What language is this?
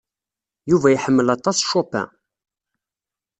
Kabyle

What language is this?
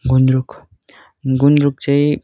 Nepali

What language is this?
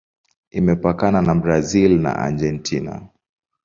Swahili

